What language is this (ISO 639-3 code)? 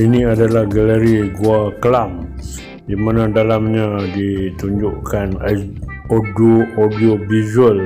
msa